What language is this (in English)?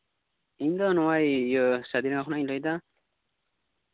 Santali